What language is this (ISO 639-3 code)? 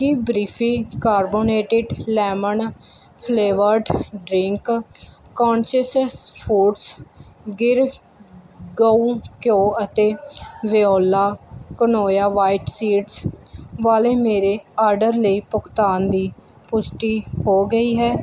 pan